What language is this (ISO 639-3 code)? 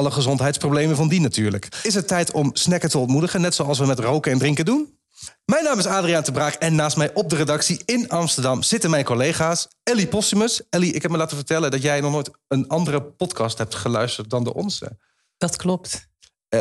nld